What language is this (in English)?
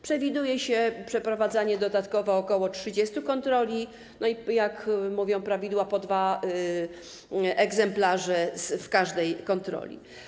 Polish